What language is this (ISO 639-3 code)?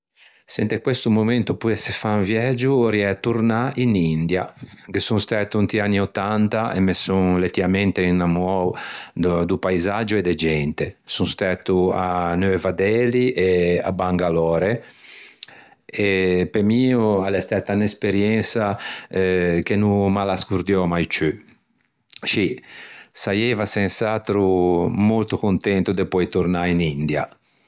lij